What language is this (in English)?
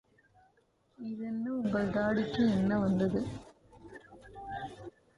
Tamil